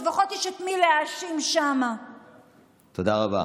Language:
Hebrew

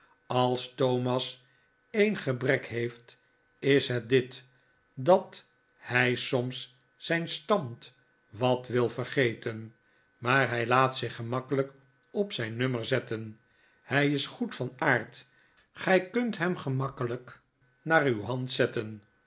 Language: Dutch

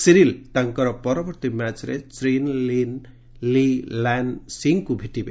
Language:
Odia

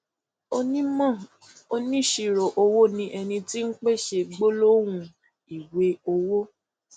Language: Yoruba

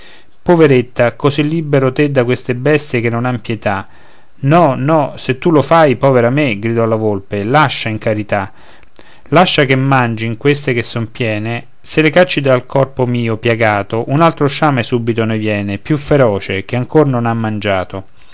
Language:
Italian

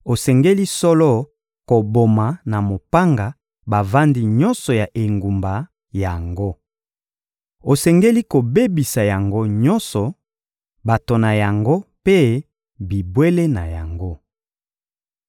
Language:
Lingala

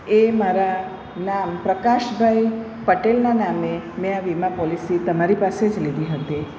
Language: Gujarati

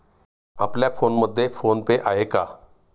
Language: Marathi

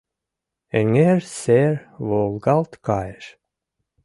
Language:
Mari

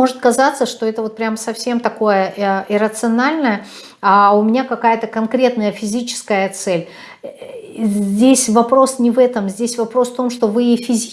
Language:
Russian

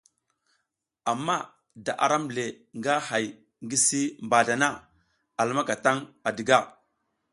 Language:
South Giziga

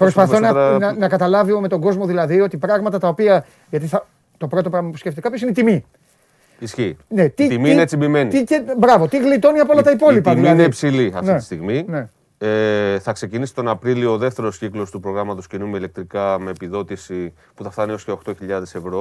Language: Greek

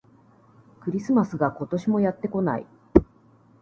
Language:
Japanese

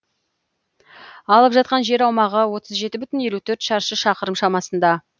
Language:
Kazakh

